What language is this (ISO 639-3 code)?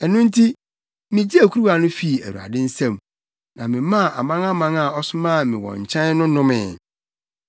aka